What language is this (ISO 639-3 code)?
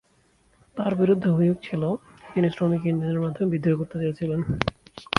ben